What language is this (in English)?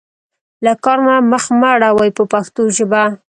Pashto